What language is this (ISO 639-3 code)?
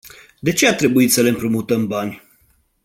ron